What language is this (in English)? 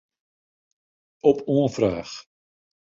Western Frisian